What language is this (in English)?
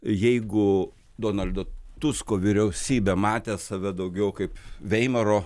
Lithuanian